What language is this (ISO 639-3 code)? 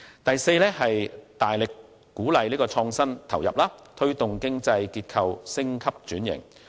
yue